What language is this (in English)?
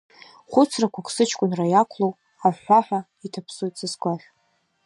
Abkhazian